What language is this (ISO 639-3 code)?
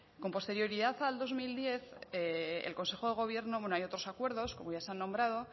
spa